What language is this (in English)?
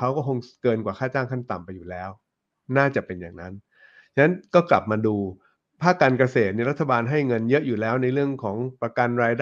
Thai